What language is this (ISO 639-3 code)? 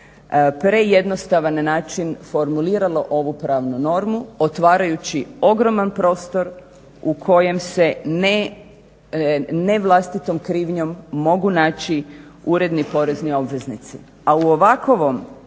hrv